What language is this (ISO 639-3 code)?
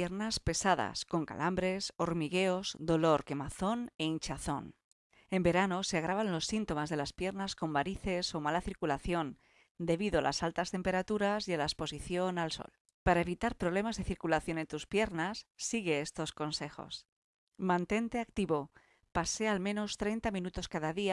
spa